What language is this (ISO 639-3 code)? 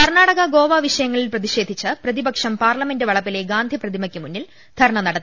mal